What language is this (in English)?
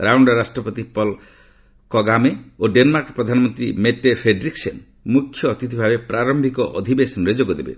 Odia